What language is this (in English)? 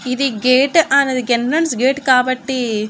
Telugu